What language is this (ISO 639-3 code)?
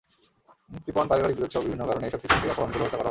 ben